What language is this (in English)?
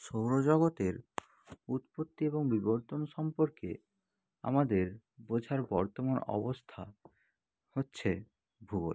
Bangla